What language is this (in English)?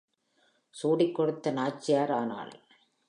Tamil